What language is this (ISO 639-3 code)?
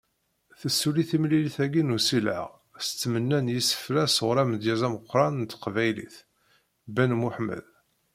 kab